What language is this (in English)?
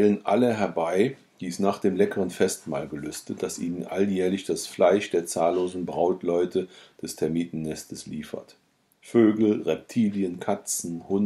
German